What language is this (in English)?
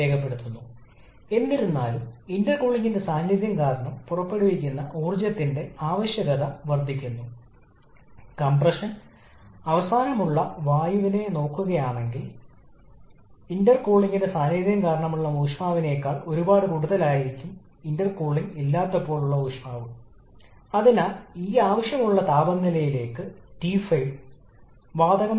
Malayalam